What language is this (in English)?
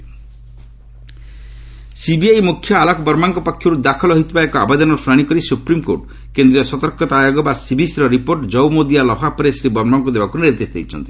Odia